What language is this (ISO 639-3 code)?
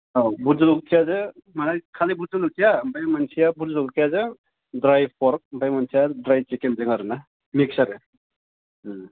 brx